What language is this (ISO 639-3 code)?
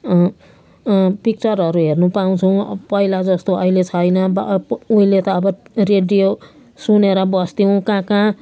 nep